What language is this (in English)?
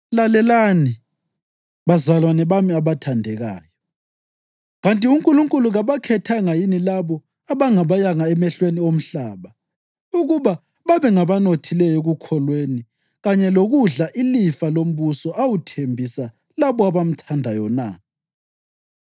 North Ndebele